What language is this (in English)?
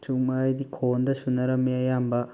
Manipuri